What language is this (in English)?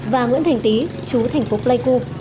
Vietnamese